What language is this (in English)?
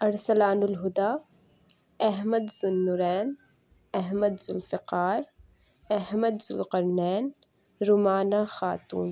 Urdu